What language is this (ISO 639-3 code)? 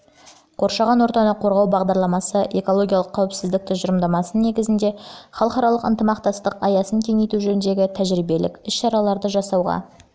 kaz